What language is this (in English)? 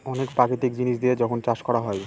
Bangla